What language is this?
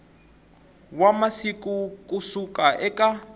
Tsonga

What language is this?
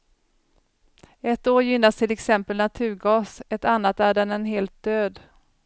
Swedish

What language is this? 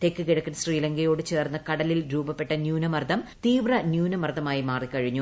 Malayalam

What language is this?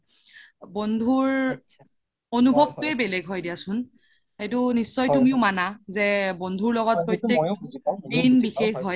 Assamese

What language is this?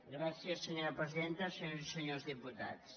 Catalan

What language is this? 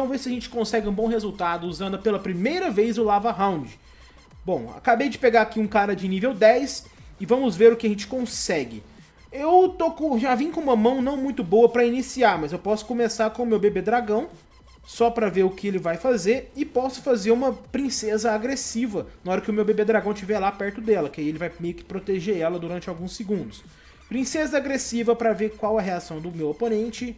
Portuguese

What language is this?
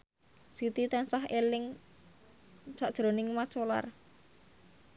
Javanese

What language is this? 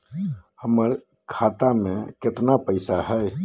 Magahi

